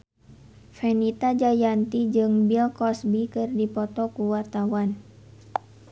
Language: Sundanese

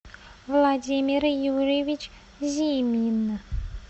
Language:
Russian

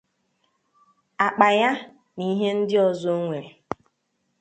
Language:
Igbo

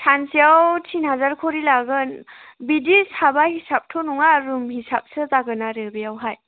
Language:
Bodo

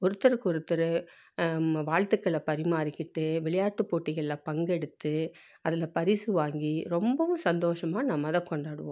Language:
Tamil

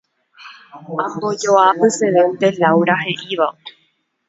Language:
Guarani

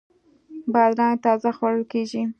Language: Pashto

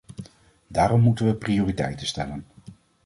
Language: Dutch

